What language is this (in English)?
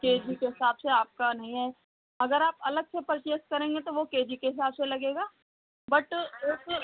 Hindi